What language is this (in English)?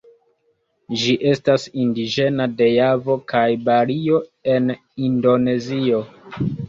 Esperanto